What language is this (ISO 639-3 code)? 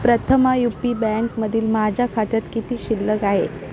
mar